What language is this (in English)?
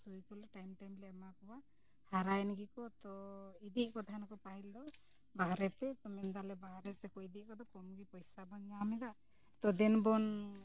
Santali